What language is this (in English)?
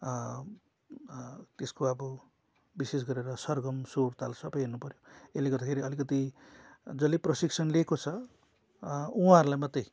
Nepali